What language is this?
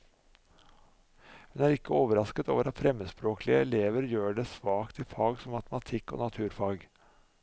Norwegian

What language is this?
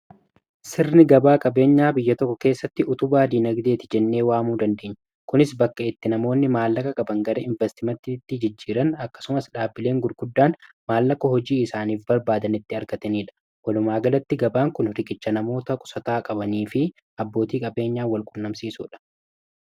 Oromo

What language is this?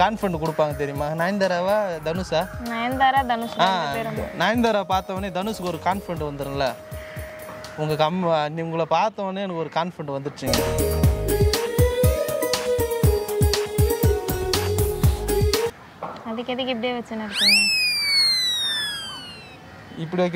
Korean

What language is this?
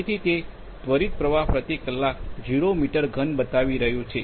Gujarati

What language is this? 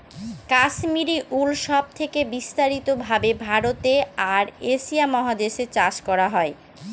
Bangla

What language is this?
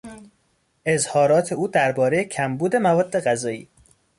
Persian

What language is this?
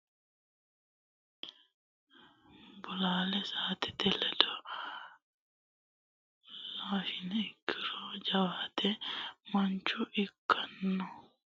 Sidamo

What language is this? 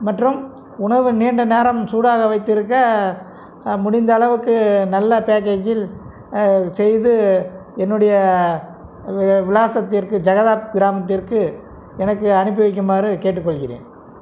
Tamil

